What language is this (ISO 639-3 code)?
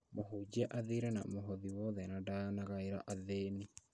kik